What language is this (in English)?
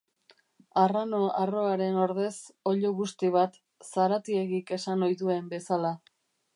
Basque